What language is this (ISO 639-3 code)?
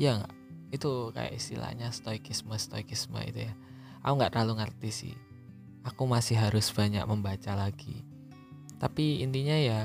ind